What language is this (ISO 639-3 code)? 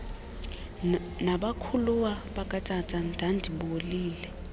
xho